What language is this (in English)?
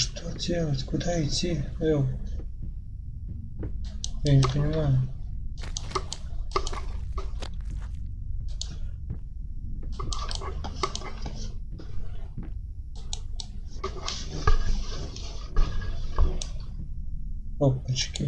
Russian